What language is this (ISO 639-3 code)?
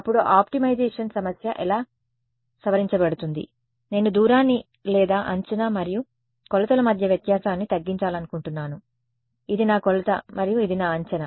tel